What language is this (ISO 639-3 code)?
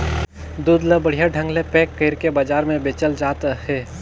hne